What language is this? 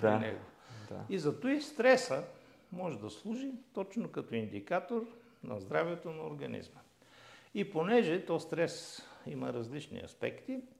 Bulgarian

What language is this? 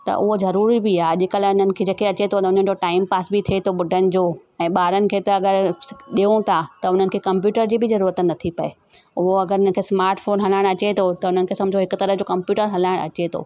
Sindhi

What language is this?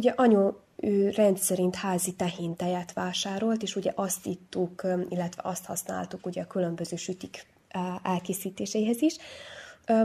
Hungarian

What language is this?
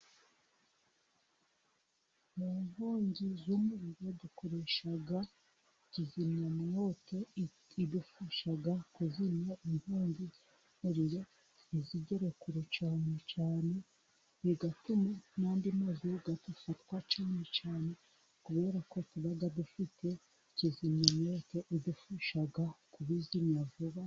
Kinyarwanda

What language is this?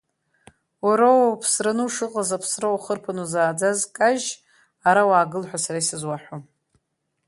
Abkhazian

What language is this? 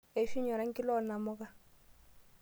Masai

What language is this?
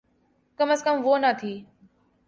Urdu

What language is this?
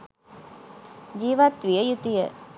Sinhala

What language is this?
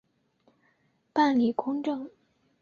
Chinese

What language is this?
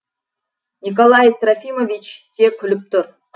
Kazakh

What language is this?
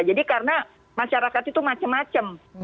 Indonesian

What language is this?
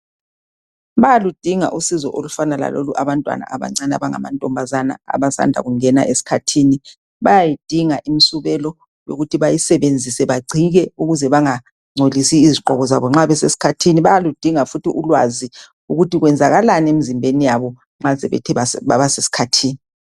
North Ndebele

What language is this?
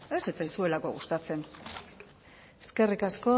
Basque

